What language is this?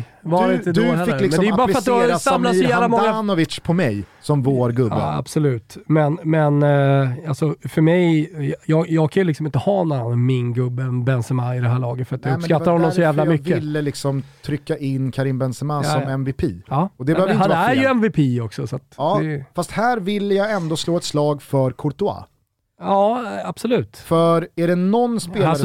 Swedish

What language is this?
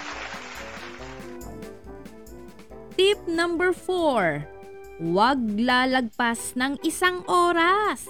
Filipino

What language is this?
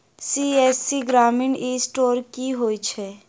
Maithili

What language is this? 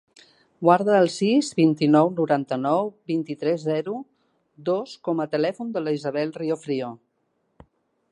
Catalan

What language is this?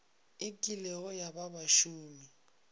Northern Sotho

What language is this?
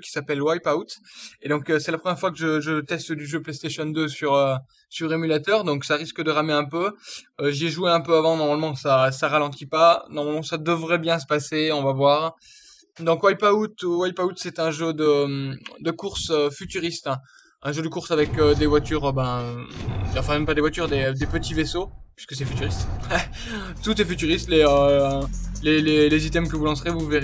French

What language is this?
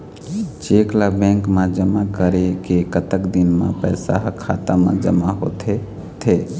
Chhattisgarhi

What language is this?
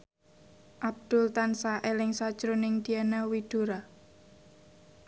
Javanese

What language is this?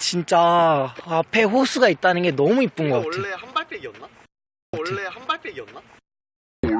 Korean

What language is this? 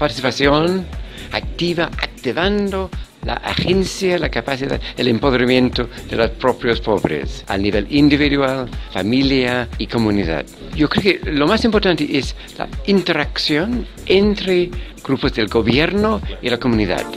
Spanish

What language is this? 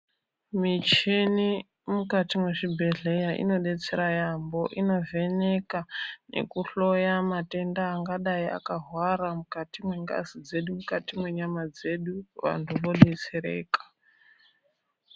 Ndau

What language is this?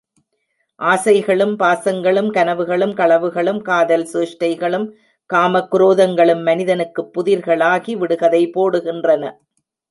Tamil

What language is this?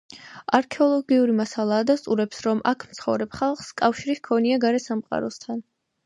Georgian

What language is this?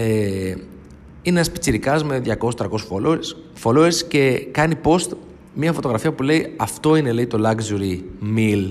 Greek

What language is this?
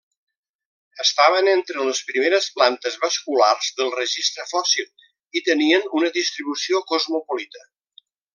Catalan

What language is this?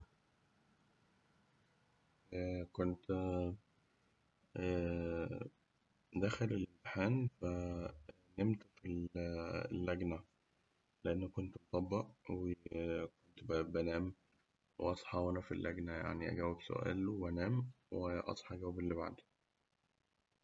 Egyptian Arabic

